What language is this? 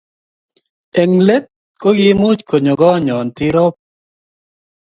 Kalenjin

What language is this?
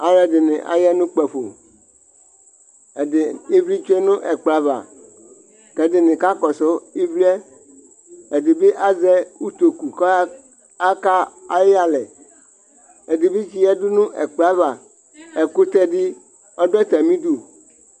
Ikposo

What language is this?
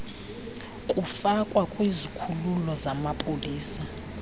Xhosa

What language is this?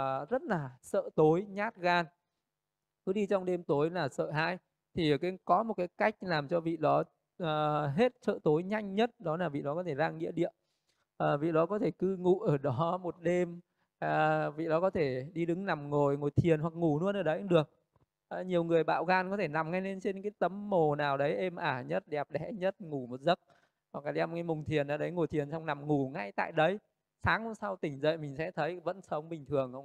Vietnamese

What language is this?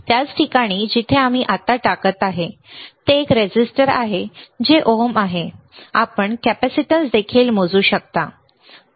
Marathi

